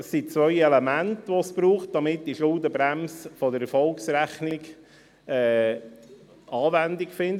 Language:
Swiss German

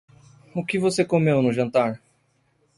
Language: Portuguese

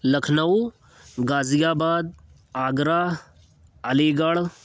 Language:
Urdu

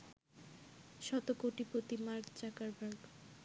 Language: Bangla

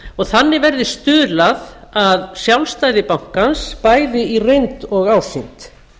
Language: Icelandic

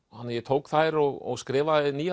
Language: Icelandic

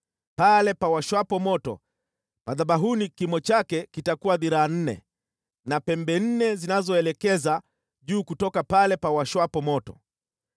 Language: Swahili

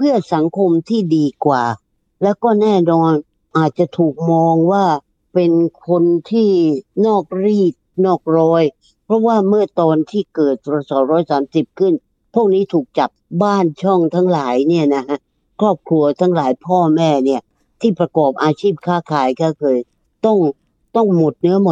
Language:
Thai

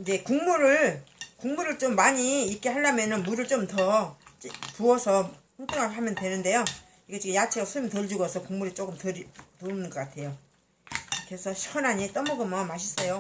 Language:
Korean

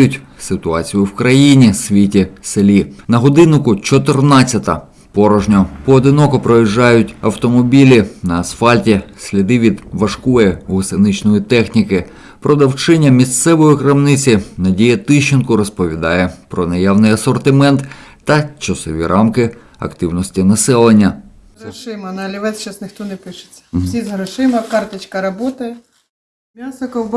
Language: Ukrainian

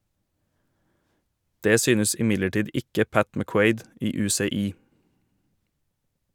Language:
Norwegian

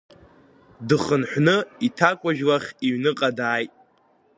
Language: Abkhazian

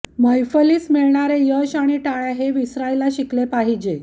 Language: Marathi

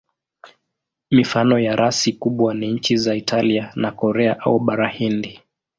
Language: Swahili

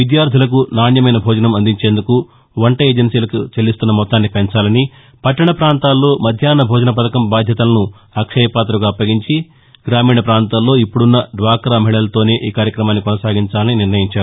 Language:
Telugu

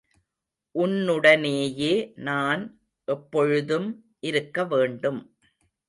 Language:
Tamil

